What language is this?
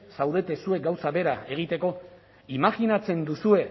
Basque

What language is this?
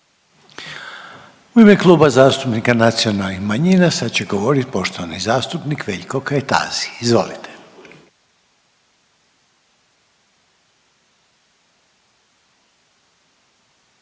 Croatian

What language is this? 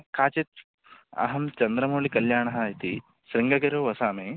Sanskrit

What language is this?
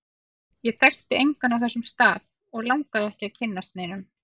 Icelandic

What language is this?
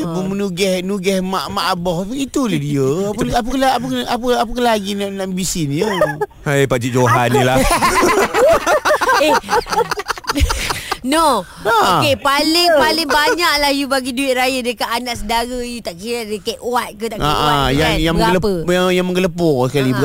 Malay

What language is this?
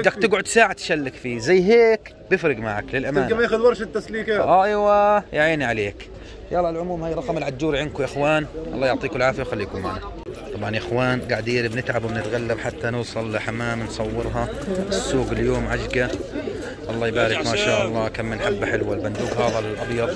Arabic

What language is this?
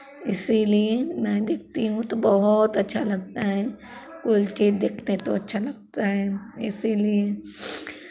Hindi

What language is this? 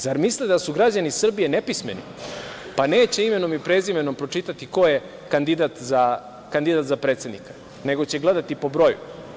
Serbian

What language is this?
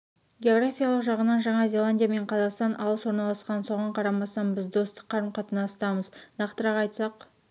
Kazakh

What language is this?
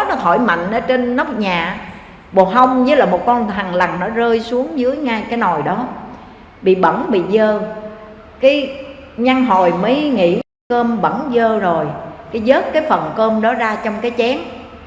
Vietnamese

